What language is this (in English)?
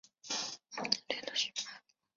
Chinese